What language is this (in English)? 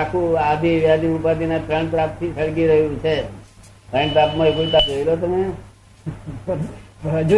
Gujarati